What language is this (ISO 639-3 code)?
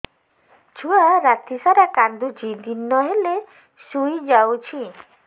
ori